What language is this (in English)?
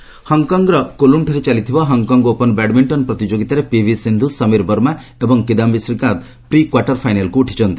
Odia